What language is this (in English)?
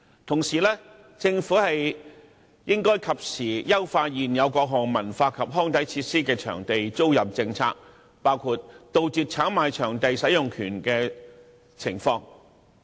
Cantonese